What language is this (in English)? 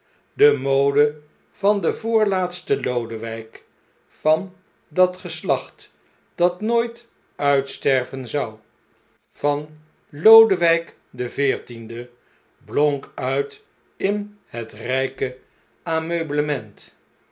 Dutch